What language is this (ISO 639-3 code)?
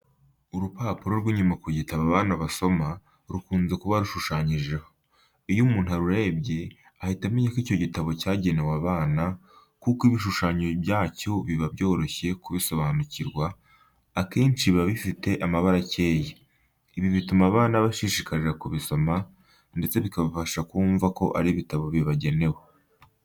kin